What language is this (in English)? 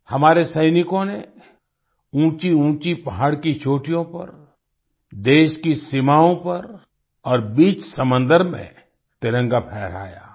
Hindi